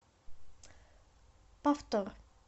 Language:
Russian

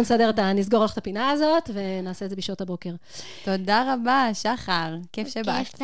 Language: Hebrew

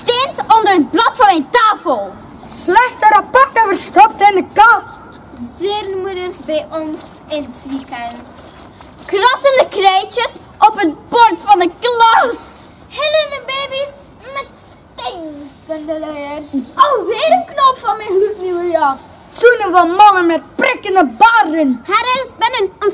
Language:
Dutch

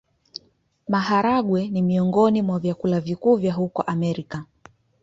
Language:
Swahili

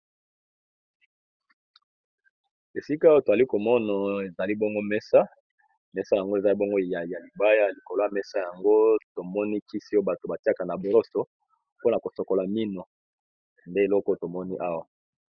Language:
Lingala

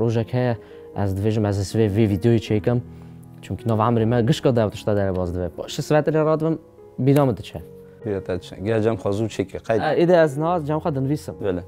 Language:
Arabic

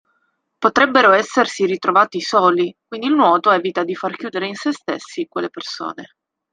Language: Italian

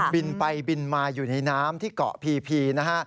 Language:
Thai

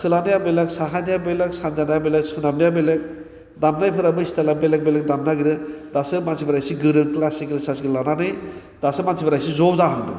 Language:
Bodo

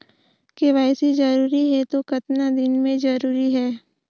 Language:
Chhattisgarhi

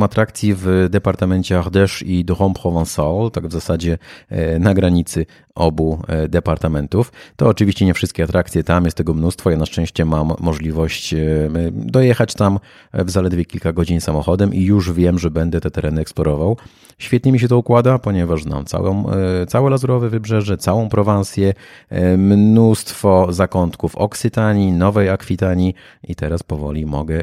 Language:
Polish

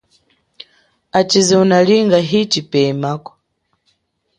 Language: Chokwe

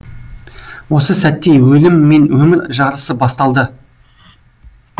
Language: Kazakh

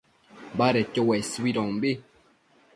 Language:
Matsés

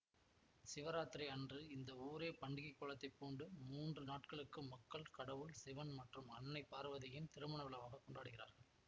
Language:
Tamil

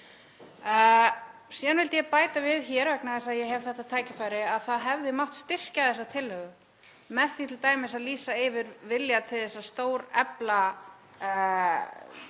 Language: Icelandic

